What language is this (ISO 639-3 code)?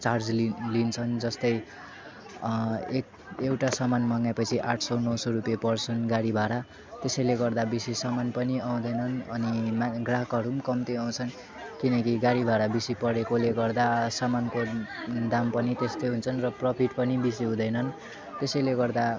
nep